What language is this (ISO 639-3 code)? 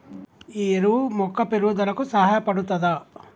tel